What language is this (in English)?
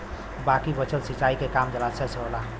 Bhojpuri